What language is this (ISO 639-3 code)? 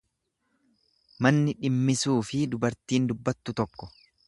orm